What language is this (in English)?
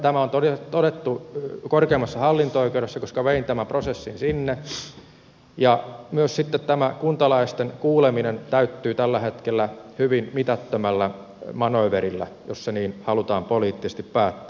Finnish